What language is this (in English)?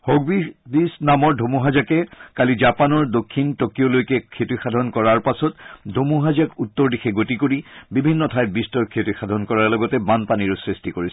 Assamese